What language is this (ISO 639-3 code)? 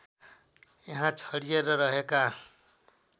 nep